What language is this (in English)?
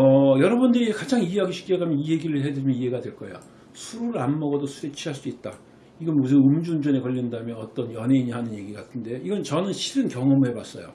Korean